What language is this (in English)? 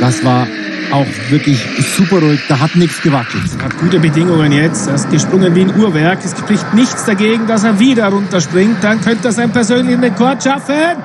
German